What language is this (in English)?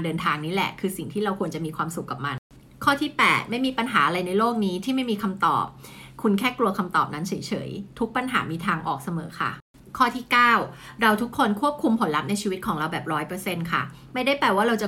Thai